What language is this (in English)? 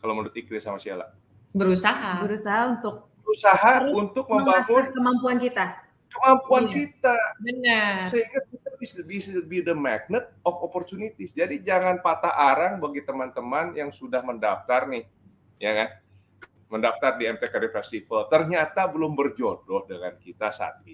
Indonesian